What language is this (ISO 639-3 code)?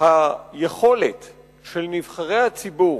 heb